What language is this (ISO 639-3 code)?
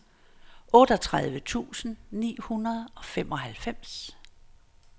dan